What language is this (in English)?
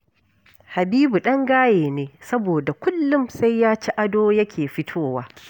Hausa